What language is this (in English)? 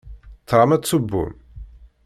Kabyle